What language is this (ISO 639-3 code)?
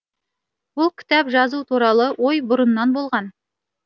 kaz